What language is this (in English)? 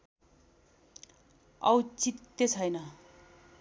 Nepali